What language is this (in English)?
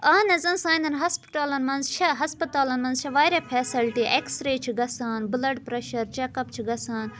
Kashmiri